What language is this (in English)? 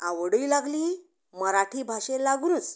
Konkani